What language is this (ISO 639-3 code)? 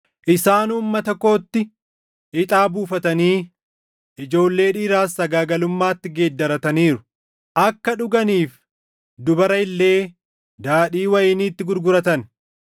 orm